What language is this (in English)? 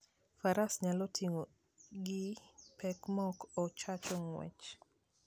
Luo (Kenya and Tanzania)